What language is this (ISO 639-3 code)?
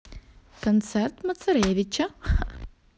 rus